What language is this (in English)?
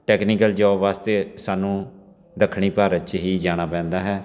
Punjabi